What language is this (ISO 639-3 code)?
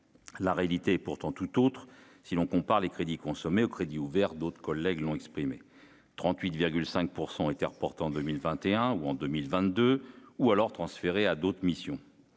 fra